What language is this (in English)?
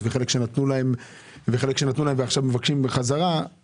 Hebrew